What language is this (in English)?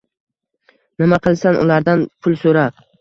Uzbek